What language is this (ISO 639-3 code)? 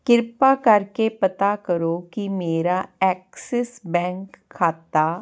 pan